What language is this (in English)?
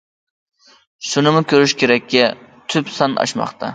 Uyghur